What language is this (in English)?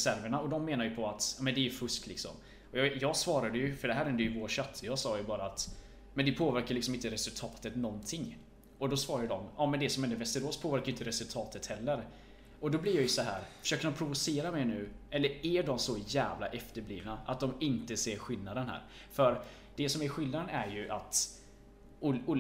Swedish